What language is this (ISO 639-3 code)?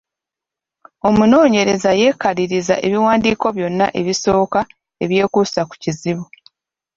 lug